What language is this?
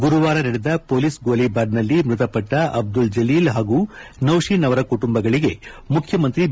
Kannada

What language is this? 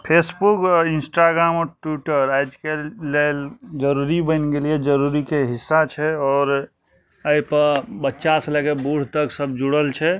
Maithili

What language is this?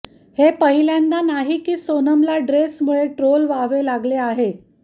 Marathi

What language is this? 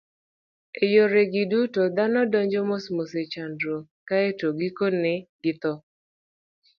Luo (Kenya and Tanzania)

